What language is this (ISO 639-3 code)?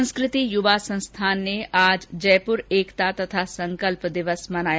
hin